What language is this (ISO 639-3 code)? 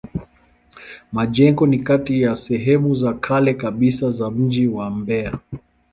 swa